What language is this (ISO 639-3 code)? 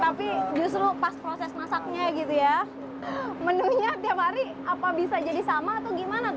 ind